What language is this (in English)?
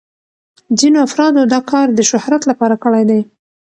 Pashto